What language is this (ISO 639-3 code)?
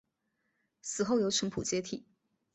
zho